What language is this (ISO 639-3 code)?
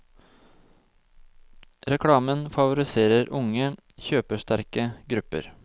nor